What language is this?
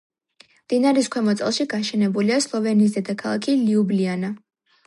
Georgian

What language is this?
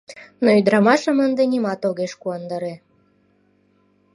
Mari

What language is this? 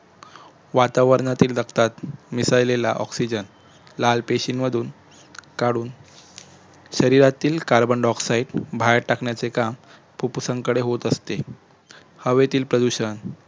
Marathi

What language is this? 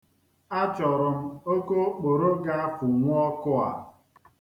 Igbo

